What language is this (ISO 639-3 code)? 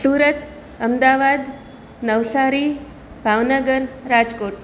guj